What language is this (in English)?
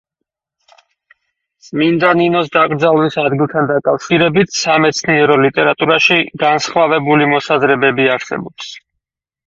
Georgian